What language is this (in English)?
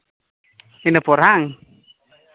Santali